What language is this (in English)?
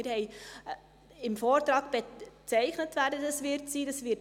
Swiss German